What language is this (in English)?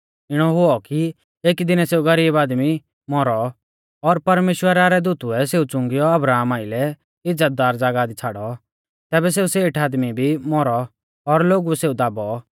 Mahasu Pahari